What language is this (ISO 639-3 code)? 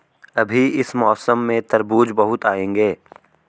hin